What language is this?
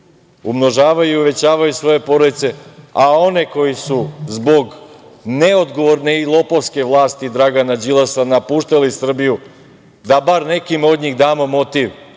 Serbian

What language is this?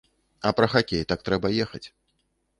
Belarusian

